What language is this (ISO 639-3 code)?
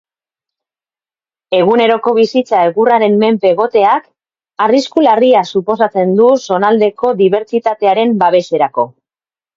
eus